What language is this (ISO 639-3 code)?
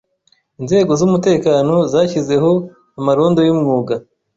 kin